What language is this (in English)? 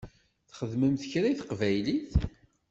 Kabyle